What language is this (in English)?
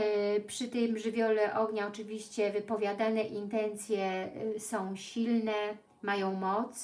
Polish